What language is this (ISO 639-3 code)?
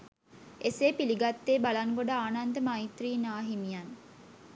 sin